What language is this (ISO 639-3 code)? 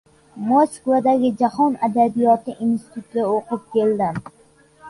uzb